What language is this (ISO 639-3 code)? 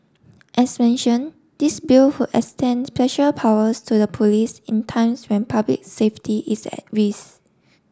eng